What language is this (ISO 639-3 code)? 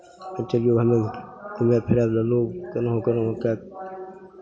mai